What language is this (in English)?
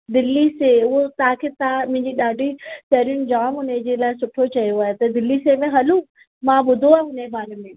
Sindhi